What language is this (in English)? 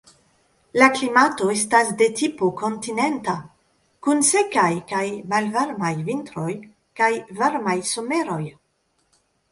Esperanto